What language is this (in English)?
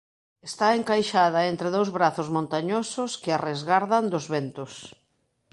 Galician